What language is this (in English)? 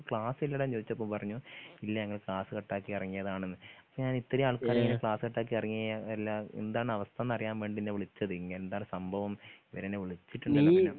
Malayalam